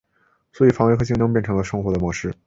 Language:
Chinese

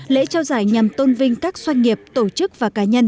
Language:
Vietnamese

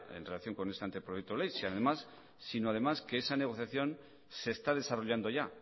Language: Spanish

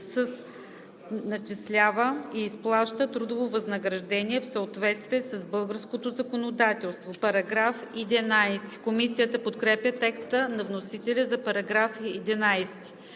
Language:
Bulgarian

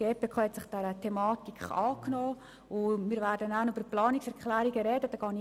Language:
Swiss German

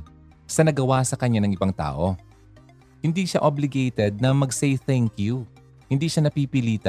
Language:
Filipino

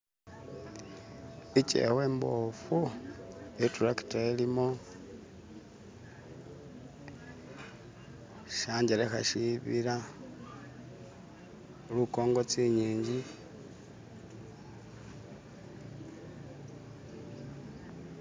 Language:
Masaaba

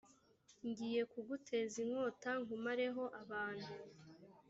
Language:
Kinyarwanda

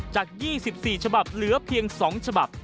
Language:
Thai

